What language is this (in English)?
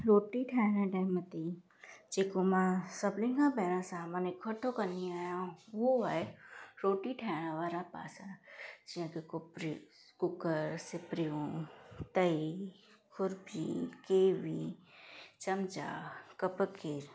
Sindhi